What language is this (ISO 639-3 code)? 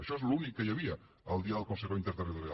cat